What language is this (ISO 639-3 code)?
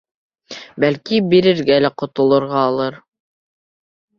bak